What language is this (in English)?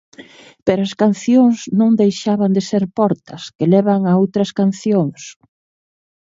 Galician